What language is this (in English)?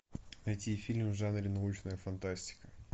Russian